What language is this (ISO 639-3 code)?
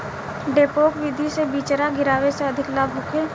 bho